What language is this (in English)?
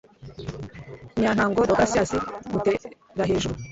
Kinyarwanda